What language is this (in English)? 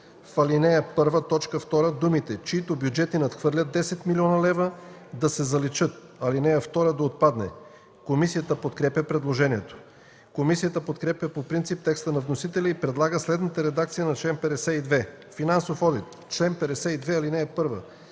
Bulgarian